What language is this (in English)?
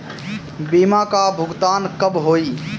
Bhojpuri